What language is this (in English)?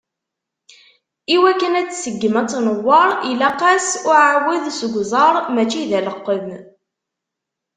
Kabyle